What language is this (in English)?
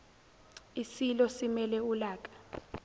Zulu